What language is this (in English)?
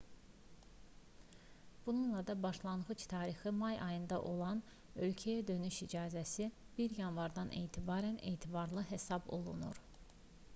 Azerbaijani